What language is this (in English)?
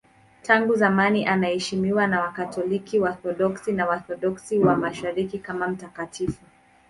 Swahili